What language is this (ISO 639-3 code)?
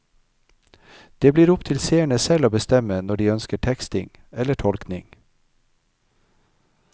nor